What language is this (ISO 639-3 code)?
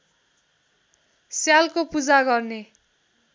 nep